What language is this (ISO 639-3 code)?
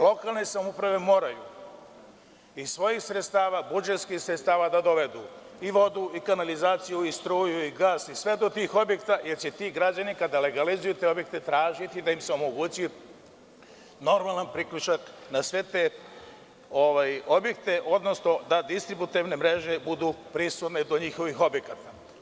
srp